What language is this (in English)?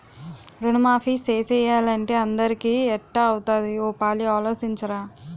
Telugu